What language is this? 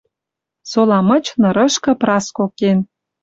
Western Mari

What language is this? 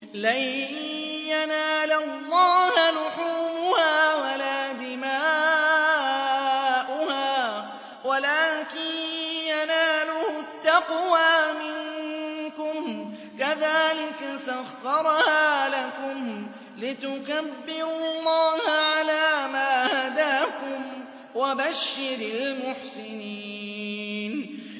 Arabic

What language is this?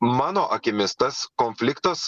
Lithuanian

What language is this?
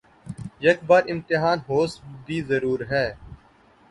Urdu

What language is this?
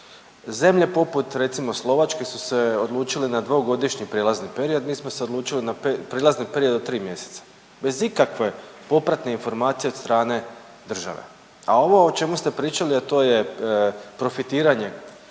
Croatian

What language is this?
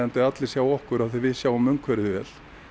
Icelandic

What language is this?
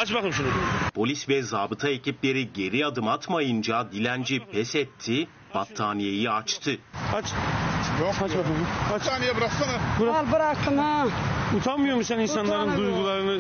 Turkish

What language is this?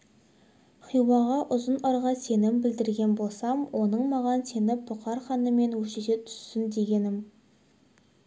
Kazakh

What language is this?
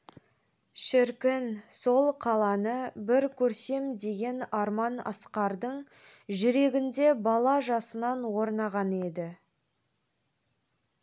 Kazakh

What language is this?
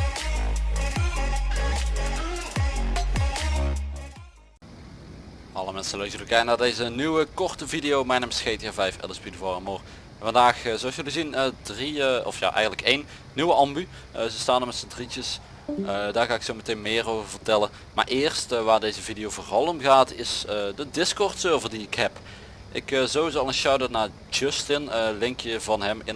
Dutch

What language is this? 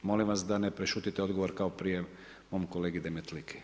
Croatian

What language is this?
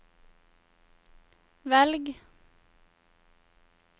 Norwegian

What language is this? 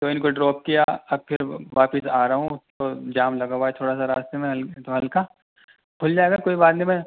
Urdu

